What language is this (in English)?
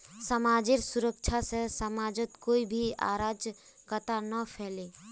Magahi